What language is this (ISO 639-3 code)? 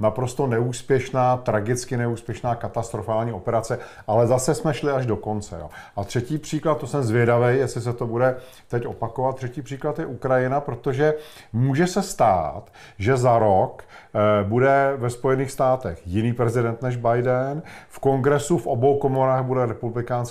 ces